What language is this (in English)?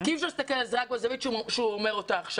Hebrew